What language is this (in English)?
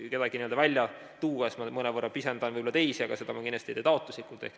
Estonian